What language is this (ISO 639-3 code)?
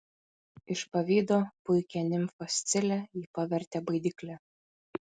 lit